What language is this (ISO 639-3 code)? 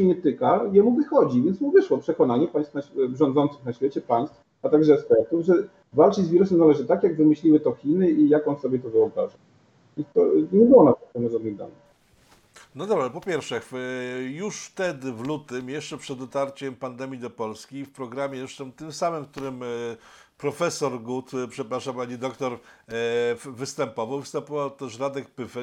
pol